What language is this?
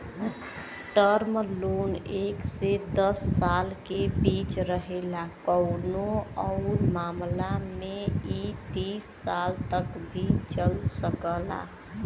Bhojpuri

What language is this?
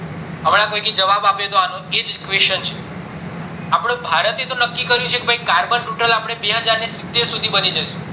Gujarati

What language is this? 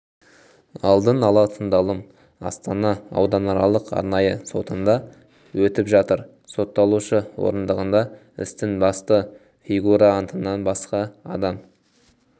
Kazakh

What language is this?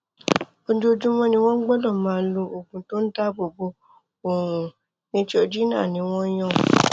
Yoruba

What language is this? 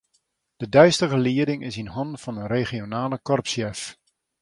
Western Frisian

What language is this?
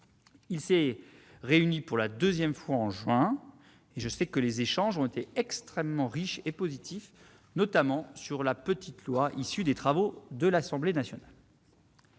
French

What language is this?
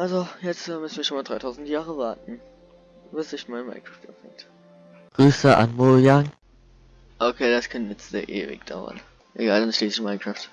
German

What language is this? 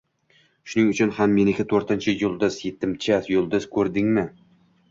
Uzbek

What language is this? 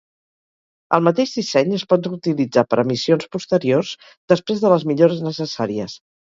Catalan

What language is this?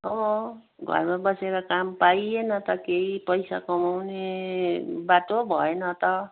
Nepali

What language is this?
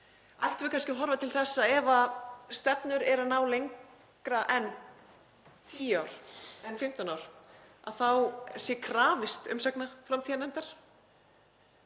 Icelandic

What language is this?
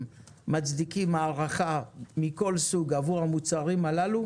Hebrew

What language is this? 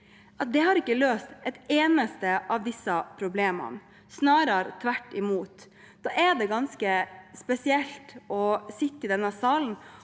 Norwegian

